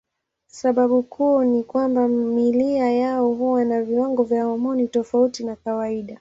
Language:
Swahili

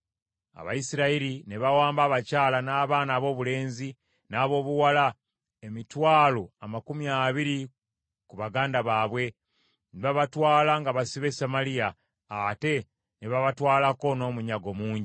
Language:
Ganda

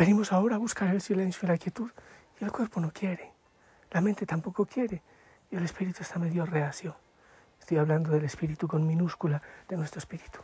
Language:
Spanish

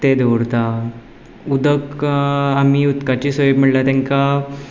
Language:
Konkani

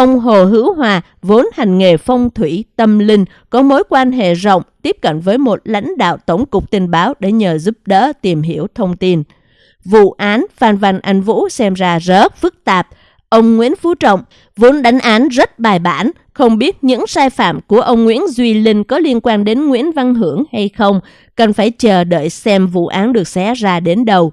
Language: Vietnamese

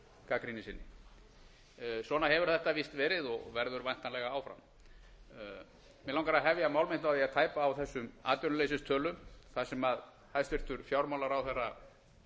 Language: Icelandic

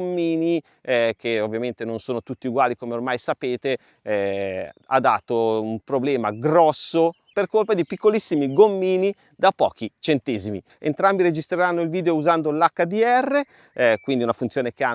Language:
Italian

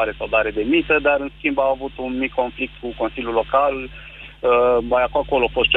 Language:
Romanian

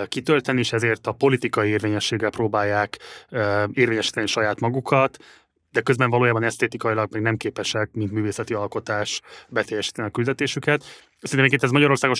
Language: Hungarian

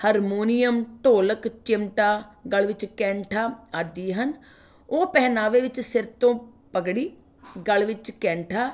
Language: Punjabi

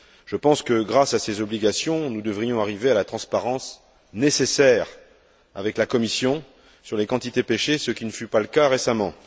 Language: French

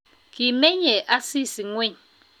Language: Kalenjin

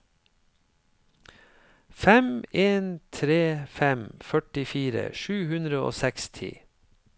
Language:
Norwegian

